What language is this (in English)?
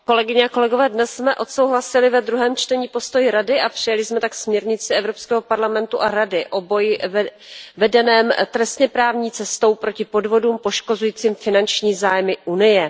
Czech